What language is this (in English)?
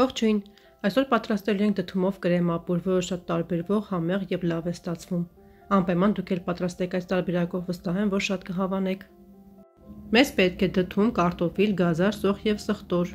Norwegian